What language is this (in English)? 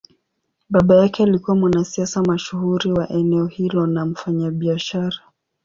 Swahili